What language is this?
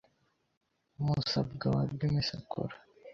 Kinyarwanda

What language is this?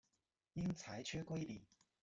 Chinese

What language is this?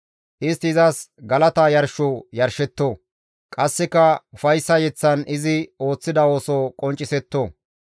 Gamo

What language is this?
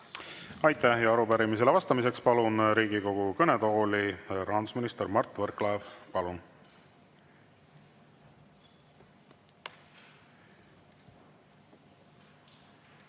Estonian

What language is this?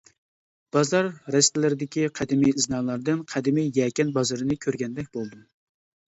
Uyghur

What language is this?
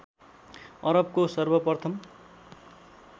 Nepali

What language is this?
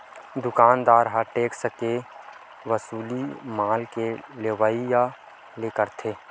Chhattisgarhi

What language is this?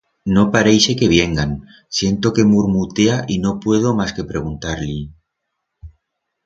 Aragonese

